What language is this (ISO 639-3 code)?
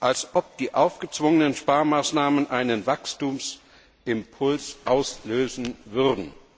deu